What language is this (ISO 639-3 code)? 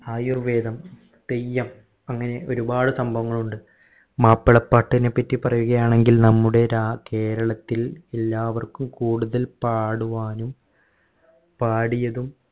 mal